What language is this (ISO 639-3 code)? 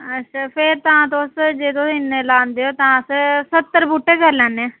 doi